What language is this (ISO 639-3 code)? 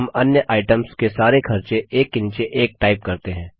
hin